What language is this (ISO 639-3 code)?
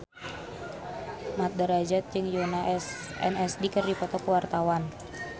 sun